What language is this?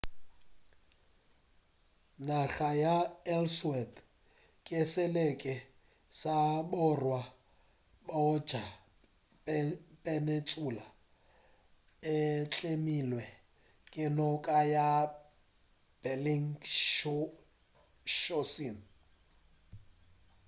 Northern Sotho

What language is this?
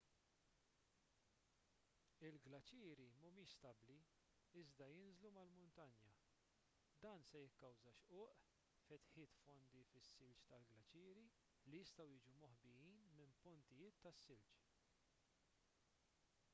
Maltese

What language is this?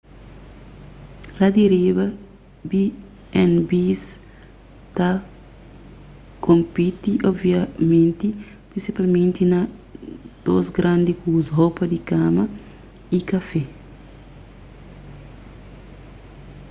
Kabuverdianu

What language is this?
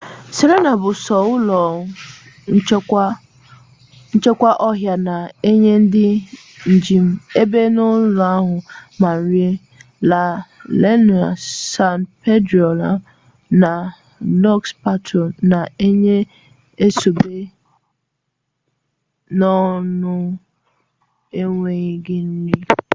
Igbo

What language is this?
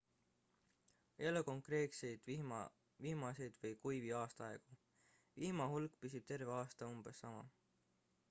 Estonian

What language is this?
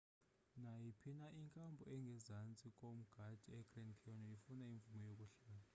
Xhosa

